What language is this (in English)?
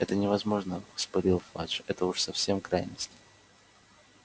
Russian